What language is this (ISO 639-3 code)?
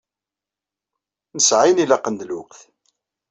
kab